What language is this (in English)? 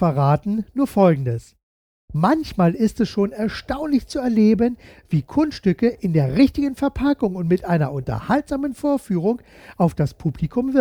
German